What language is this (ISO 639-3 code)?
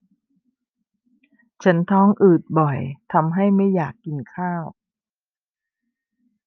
tha